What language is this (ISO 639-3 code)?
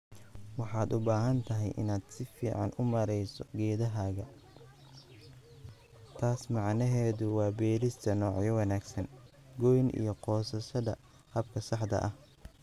som